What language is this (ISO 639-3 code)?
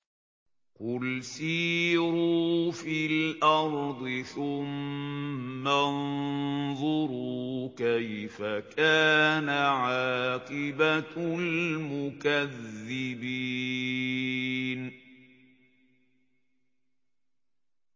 ara